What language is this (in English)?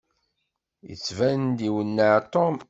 Kabyle